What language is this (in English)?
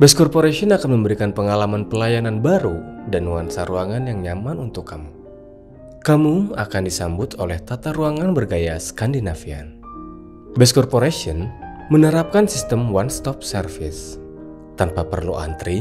Indonesian